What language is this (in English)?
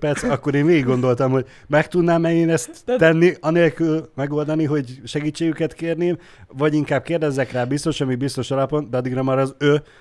Hungarian